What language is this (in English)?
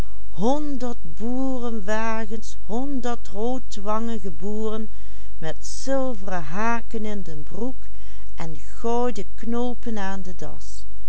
Dutch